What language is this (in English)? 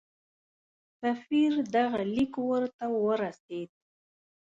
Pashto